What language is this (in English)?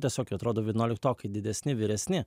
Lithuanian